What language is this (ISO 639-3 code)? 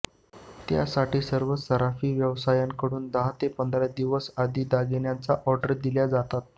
mar